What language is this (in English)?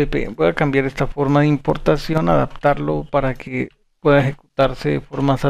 Spanish